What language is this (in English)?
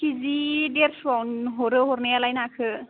Bodo